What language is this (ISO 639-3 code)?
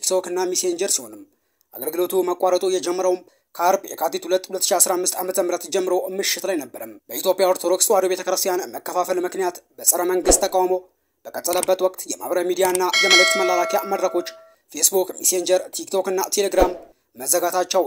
ara